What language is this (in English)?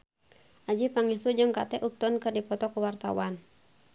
Sundanese